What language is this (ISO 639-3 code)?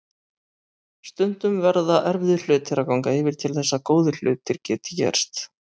isl